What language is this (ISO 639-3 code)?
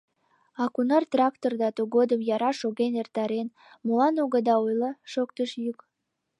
chm